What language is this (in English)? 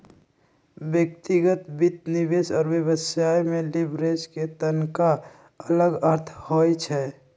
Magahi